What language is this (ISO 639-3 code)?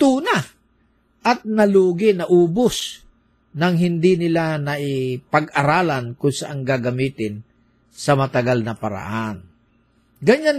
fil